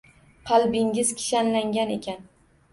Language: Uzbek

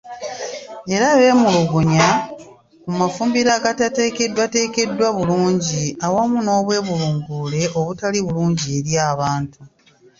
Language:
Ganda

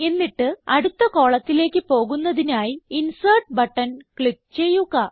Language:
Malayalam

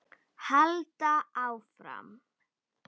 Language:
Icelandic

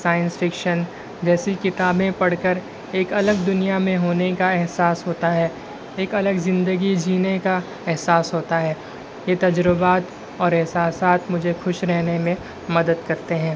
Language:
Urdu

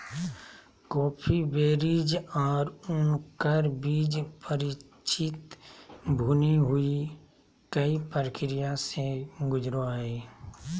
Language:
Magahi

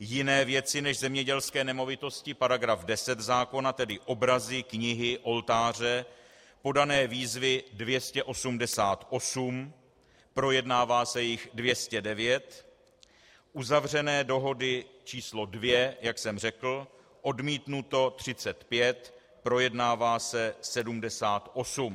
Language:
Czech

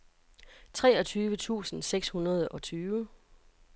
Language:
Danish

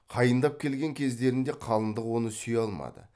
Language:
Kazakh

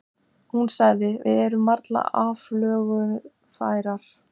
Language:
Icelandic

